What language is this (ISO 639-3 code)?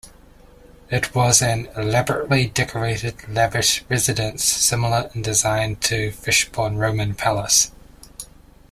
eng